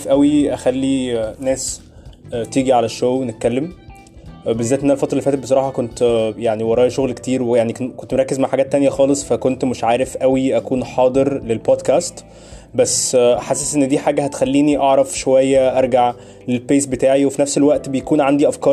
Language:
Arabic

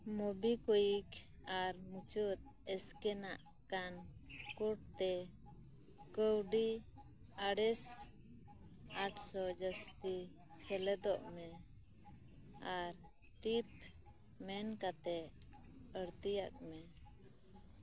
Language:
Santali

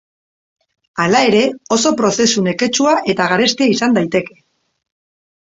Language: Basque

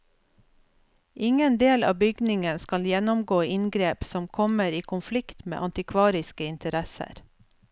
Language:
Norwegian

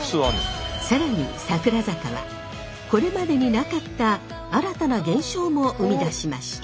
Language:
Japanese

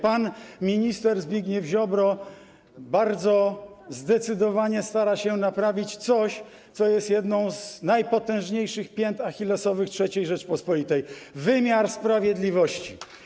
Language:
Polish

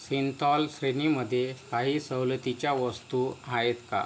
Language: Marathi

